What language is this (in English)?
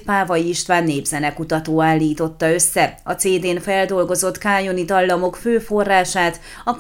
Hungarian